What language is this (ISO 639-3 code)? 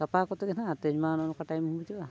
sat